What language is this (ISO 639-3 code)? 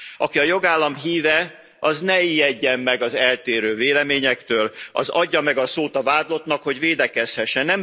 hun